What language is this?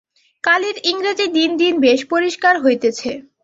Bangla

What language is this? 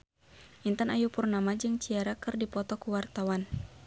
Sundanese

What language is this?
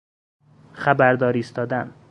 Persian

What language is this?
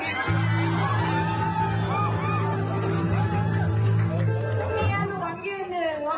Thai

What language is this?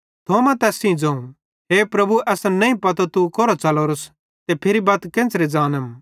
Bhadrawahi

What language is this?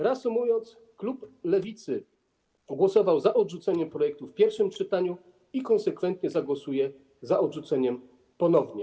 Polish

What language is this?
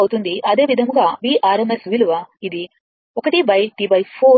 Telugu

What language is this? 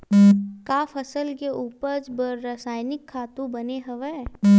Chhattisgarhi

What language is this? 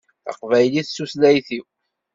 Kabyle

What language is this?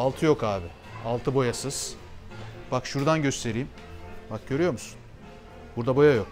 Turkish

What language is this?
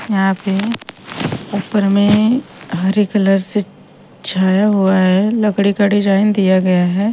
Hindi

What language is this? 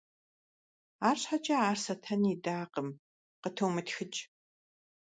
Kabardian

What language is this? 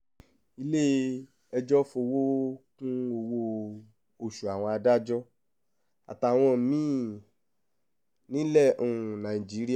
Yoruba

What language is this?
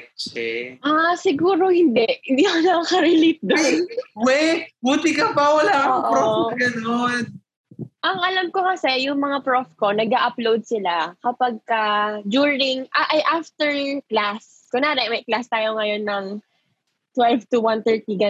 Filipino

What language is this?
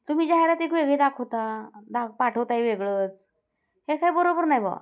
Marathi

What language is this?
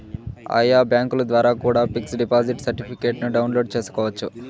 Telugu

